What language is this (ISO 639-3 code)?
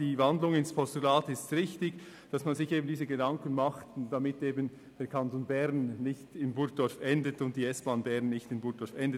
gsw